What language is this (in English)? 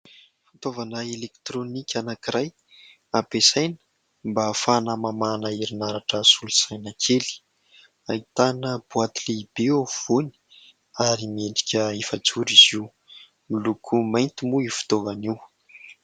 Malagasy